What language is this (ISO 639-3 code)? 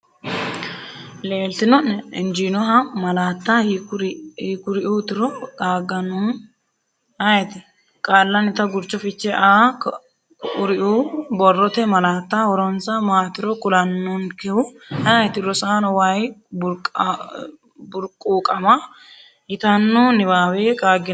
sid